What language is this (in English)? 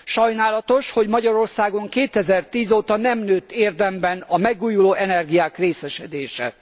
Hungarian